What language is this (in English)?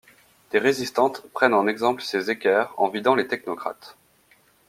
French